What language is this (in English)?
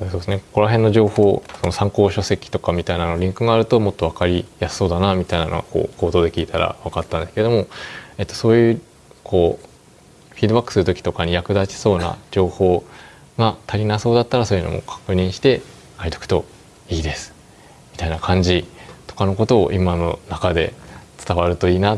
Japanese